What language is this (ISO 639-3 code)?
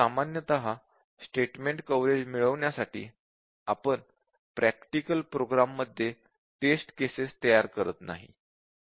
mar